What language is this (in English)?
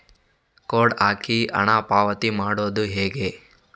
Kannada